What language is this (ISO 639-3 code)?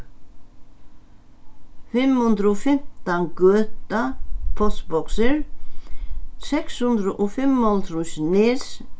fao